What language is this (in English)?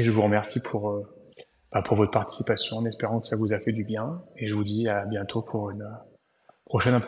French